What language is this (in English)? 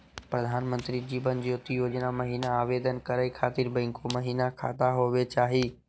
Magahi